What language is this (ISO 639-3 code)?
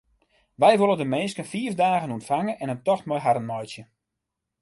fry